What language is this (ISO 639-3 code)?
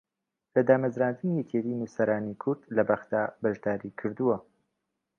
ckb